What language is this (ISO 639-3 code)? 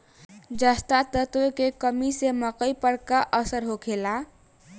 bho